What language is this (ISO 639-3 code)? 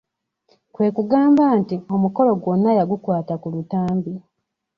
lug